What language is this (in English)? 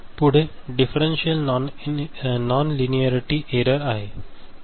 Marathi